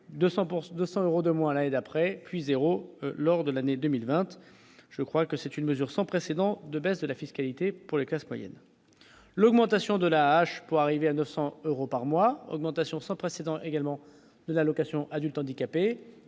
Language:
French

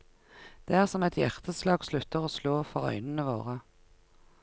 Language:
Norwegian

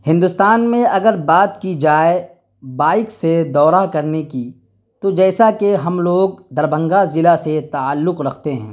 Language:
Urdu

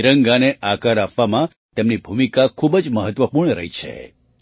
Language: Gujarati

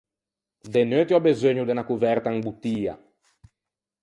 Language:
Ligurian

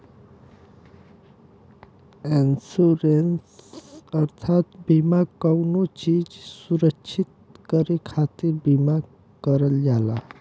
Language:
Bhojpuri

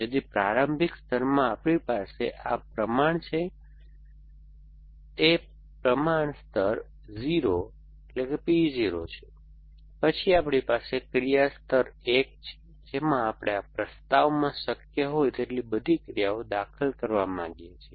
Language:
Gujarati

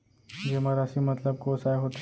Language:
Chhattisgarhi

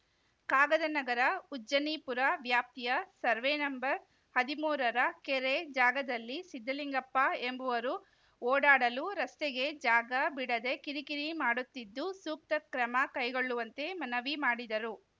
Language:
Kannada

